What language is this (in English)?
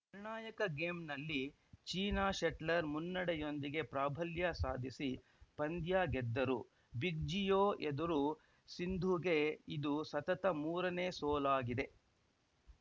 Kannada